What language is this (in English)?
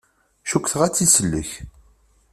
Kabyle